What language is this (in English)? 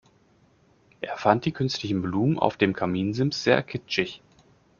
German